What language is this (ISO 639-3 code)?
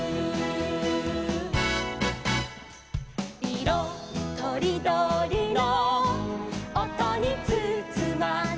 jpn